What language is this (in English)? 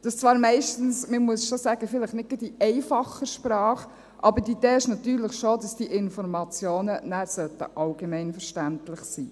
Swiss German